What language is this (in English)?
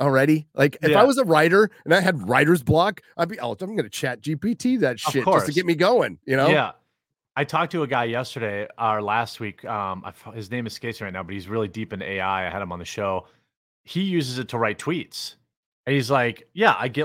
English